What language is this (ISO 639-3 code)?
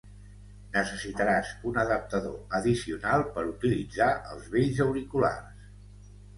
cat